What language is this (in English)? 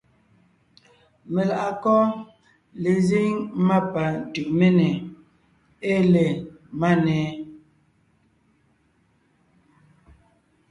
Ngiemboon